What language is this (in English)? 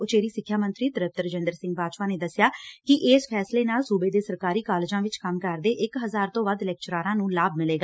Punjabi